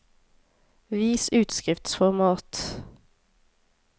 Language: Norwegian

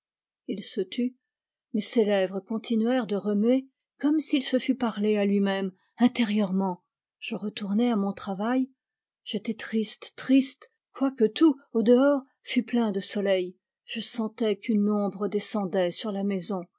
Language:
French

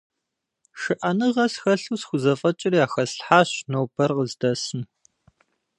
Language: Kabardian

